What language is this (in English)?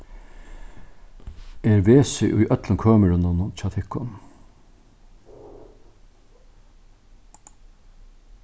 Faroese